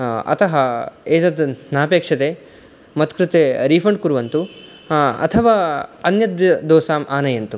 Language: Sanskrit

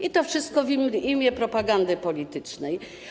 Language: Polish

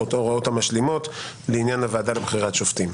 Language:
Hebrew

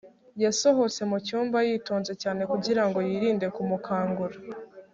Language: Kinyarwanda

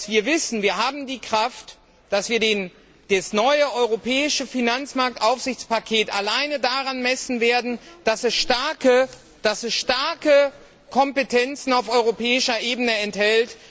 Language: German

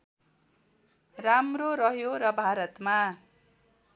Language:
Nepali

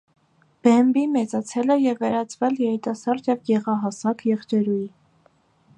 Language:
Armenian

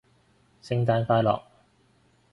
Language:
Cantonese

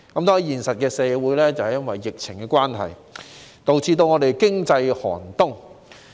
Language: Cantonese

